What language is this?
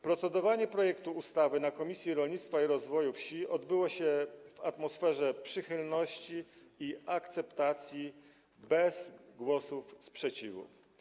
Polish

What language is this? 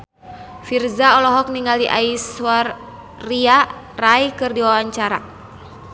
Sundanese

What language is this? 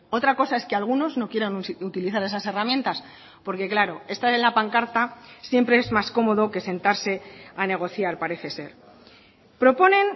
Spanish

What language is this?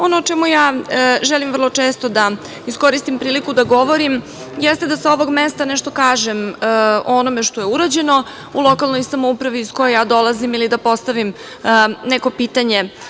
Serbian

